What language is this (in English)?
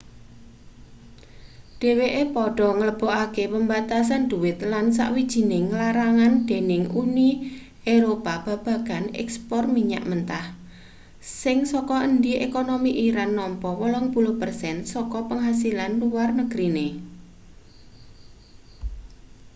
Javanese